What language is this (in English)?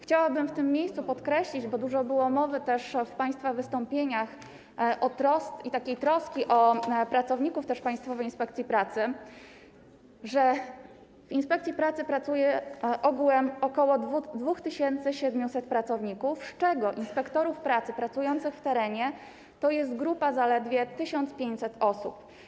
Polish